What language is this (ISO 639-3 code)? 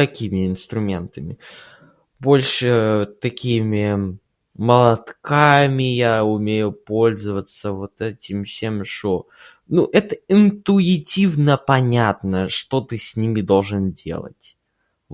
rus